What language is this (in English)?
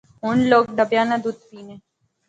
Pahari-Potwari